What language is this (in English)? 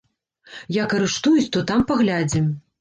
Belarusian